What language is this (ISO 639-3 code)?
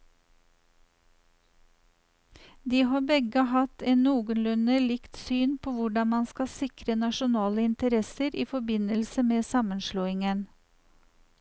nor